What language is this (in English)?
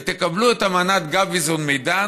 Hebrew